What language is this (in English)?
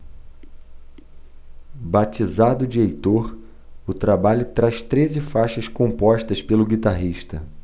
Portuguese